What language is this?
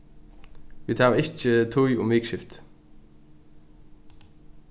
Faroese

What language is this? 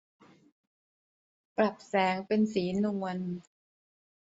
Thai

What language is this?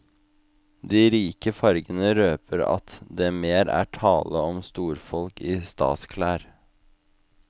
Norwegian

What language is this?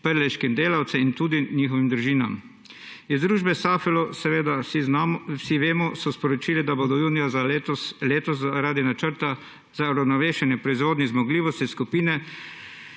Slovenian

